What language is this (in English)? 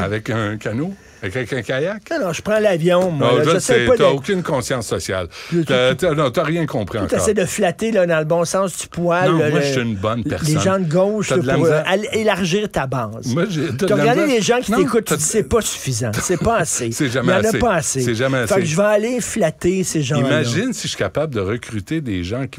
French